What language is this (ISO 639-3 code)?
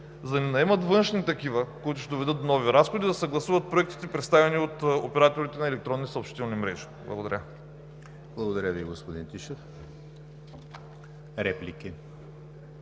bul